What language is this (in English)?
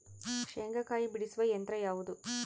Kannada